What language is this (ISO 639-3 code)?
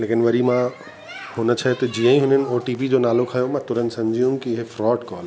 snd